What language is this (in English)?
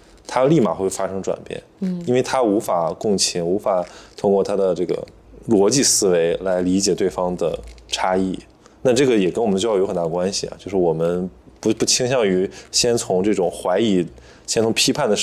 Chinese